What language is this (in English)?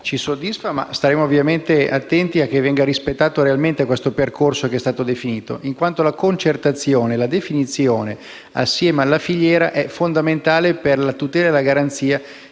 Italian